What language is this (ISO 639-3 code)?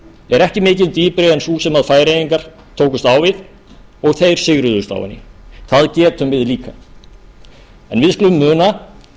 isl